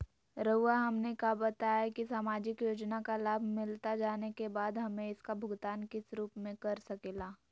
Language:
Magahi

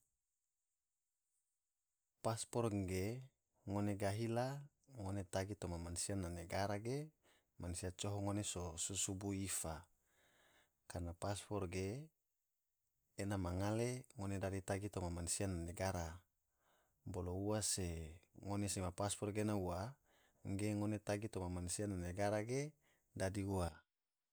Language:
Tidore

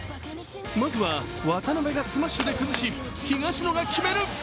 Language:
Japanese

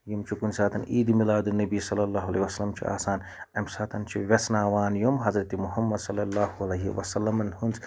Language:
Kashmiri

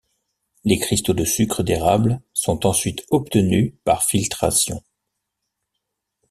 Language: French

